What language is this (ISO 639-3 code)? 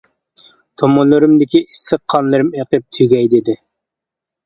uig